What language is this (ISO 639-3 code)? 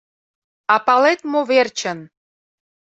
chm